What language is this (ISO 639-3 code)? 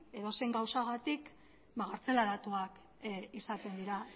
eus